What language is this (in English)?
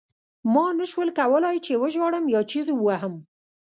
Pashto